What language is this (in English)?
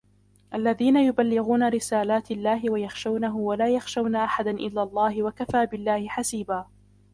Arabic